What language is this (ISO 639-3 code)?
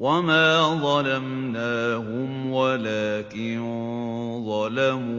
ara